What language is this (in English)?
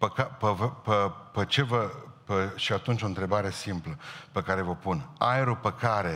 Romanian